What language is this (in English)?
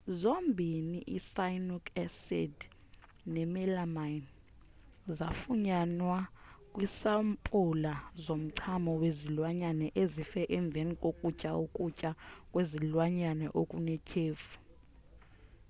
Xhosa